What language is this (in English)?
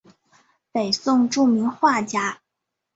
Chinese